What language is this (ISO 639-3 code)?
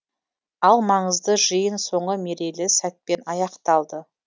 kaz